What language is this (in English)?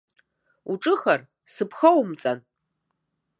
Abkhazian